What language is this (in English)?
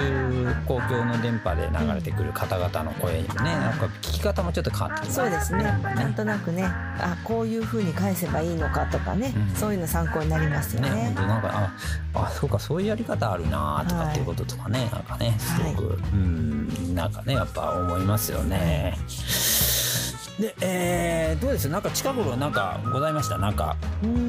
Japanese